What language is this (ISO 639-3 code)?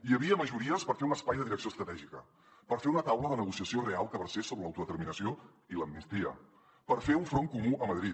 cat